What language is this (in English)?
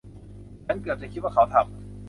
Thai